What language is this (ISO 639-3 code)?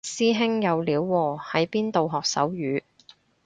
yue